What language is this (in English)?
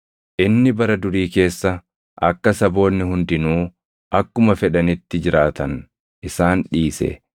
Oromo